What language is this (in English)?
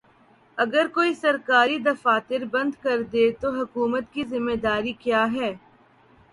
Urdu